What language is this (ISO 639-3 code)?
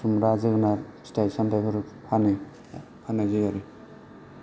brx